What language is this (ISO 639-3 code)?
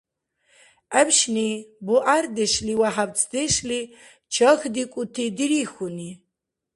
dar